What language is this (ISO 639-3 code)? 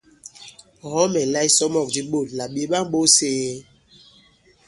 abb